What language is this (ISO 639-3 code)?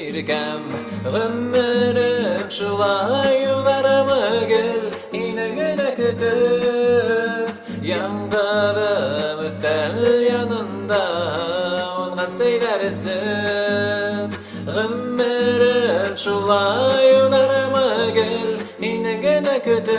tur